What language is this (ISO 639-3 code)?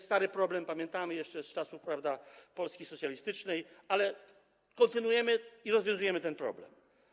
pol